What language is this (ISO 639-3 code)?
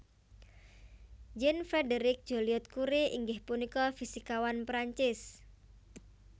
jav